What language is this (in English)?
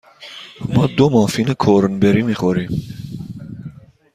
Persian